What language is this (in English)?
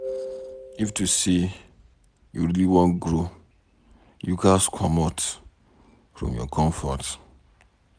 Nigerian Pidgin